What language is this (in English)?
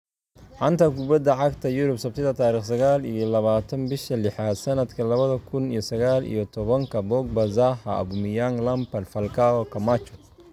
Somali